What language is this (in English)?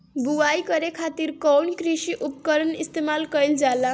Bhojpuri